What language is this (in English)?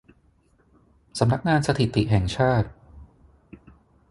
Thai